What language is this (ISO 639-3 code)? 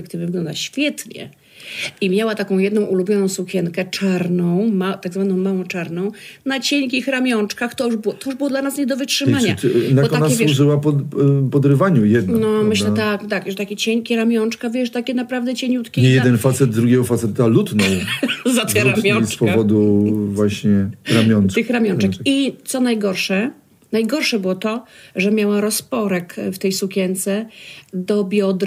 pol